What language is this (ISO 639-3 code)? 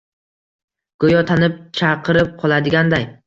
uzb